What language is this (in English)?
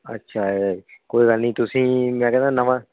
Punjabi